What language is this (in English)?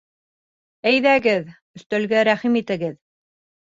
Bashkir